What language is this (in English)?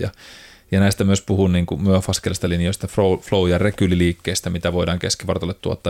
Finnish